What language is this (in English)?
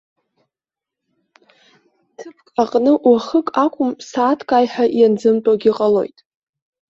Abkhazian